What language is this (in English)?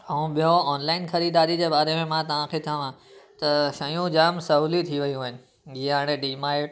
Sindhi